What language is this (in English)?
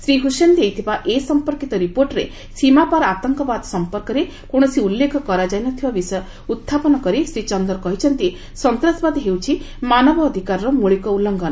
Odia